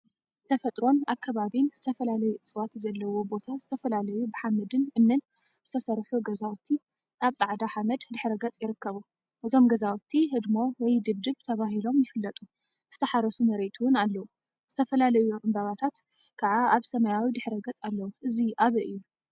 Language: Tigrinya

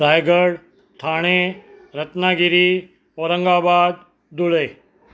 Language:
Sindhi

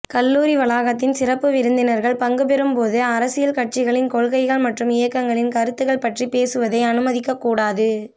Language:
Tamil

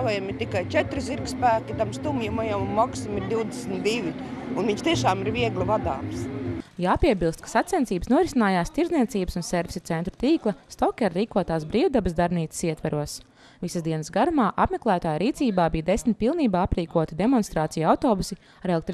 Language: Latvian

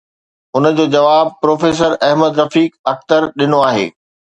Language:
Sindhi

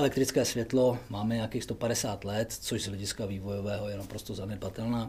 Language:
Czech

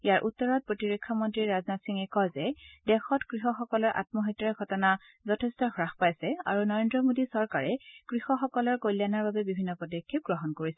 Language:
Assamese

